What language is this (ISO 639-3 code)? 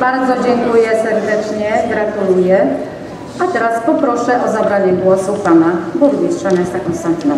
pol